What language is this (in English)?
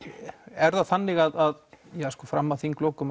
Icelandic